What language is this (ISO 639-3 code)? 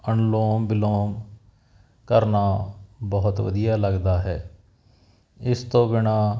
pan